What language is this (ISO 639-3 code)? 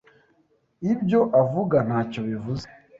kin